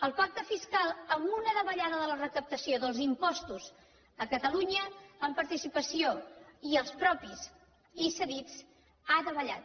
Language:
Catalan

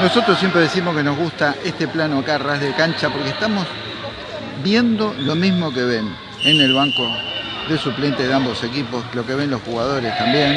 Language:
Spanish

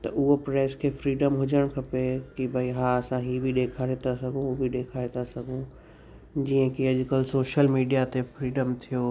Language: Sindhi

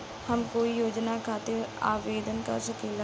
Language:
Bhojpuri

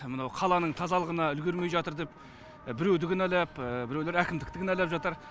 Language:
Kazakh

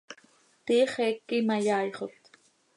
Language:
Seri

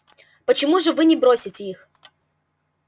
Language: Russian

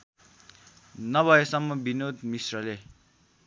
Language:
Nepali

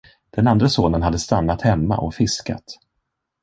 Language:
Swedish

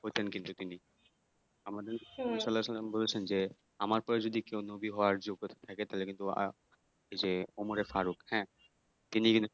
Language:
Bangla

